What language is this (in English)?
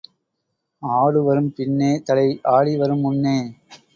Tamil